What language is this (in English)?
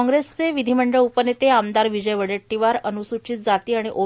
Marathi